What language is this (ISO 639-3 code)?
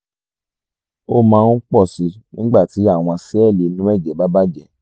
yor